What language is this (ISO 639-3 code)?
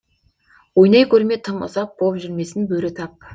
kaz